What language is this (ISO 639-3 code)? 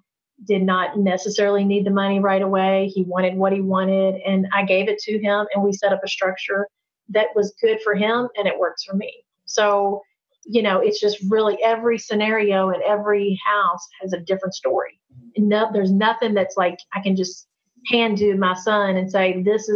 eng